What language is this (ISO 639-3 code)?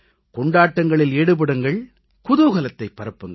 tam